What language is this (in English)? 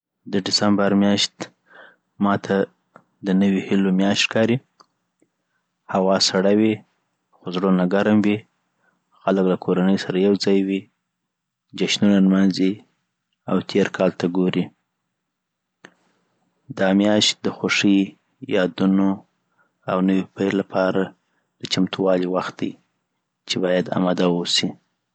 Southern Pashto